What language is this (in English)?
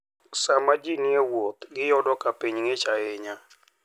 Luo (Kenya and Tanzania)